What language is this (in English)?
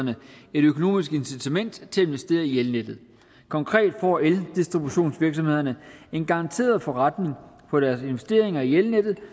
Danish